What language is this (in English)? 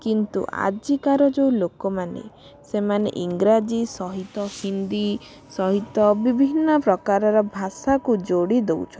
Odia